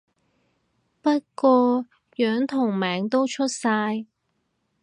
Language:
Cantonese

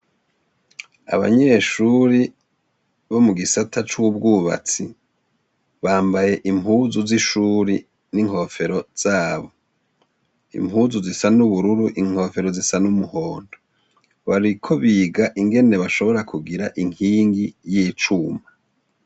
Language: Rundi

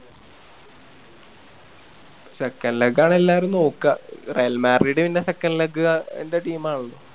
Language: Malayalam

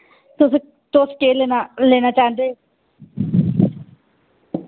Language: Dogri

